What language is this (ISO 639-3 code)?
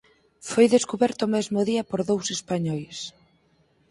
glg